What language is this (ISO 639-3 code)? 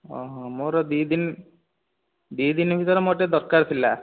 ori